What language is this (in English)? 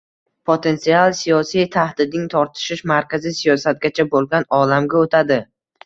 Uzbek